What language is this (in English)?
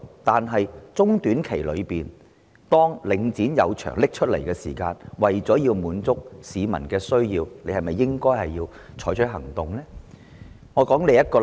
Cantonese